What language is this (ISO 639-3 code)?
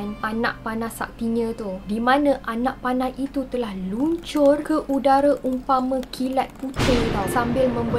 msa